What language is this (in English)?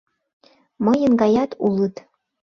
Mari